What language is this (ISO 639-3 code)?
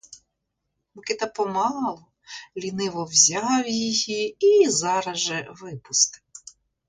ukr